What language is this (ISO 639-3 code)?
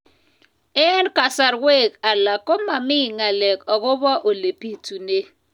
kln